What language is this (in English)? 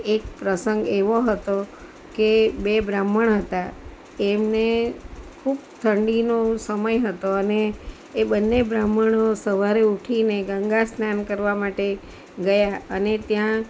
Gujarati